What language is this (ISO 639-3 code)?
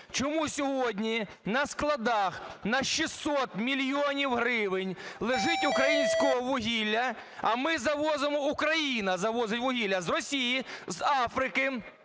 ukr